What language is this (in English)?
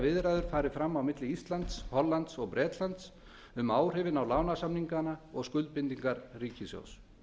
Icelandic